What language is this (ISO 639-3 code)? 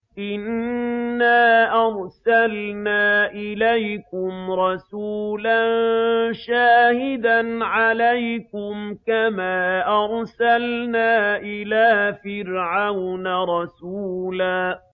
ara